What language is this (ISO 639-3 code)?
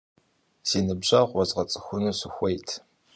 kbd